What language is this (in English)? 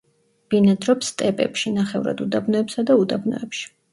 Georgian